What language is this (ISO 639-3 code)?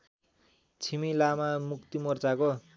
nep